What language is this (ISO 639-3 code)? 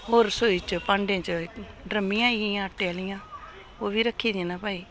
doi